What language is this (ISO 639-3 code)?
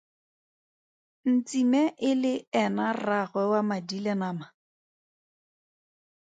tsn